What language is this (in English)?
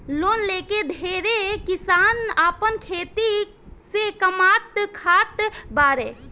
Bhojpuri